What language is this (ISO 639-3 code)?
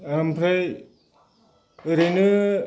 brx